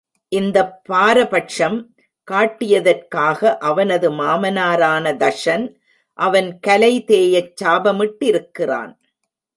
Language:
Tamil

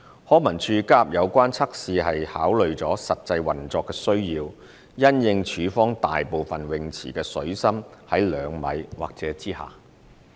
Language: Cantonese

